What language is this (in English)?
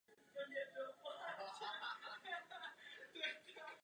Czech